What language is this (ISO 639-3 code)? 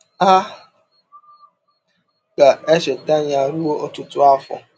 ibo